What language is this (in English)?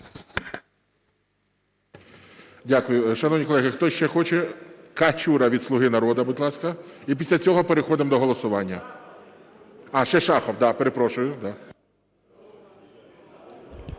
Ukrainian